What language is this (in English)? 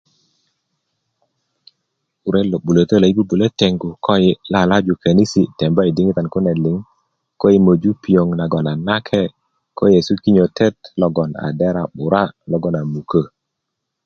Kuku